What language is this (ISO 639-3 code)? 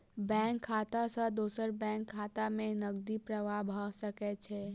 mai